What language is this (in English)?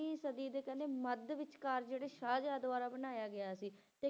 Punjabi